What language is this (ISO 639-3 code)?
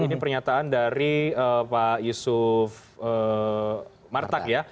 ind